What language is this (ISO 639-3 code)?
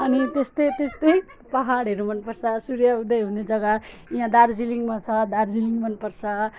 nep